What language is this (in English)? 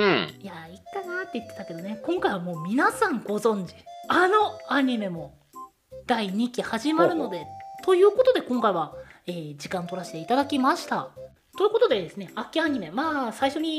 Japanese